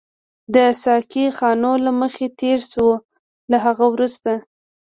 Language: Pashto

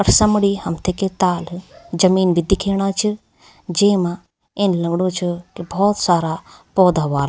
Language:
Garhwali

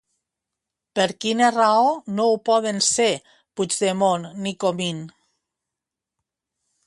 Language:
Catalan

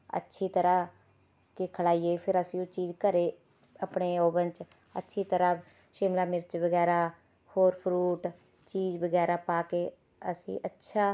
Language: Punjabi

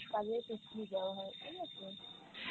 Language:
Bangla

